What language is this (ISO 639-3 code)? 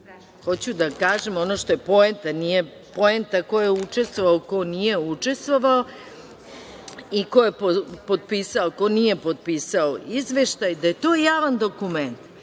srp